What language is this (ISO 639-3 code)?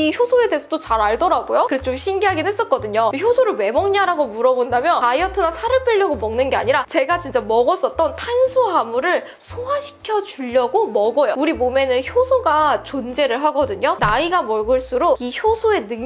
kor